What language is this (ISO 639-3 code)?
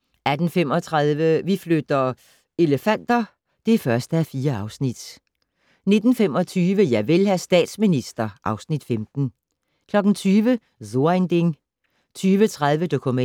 dan